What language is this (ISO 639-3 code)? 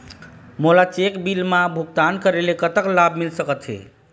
hne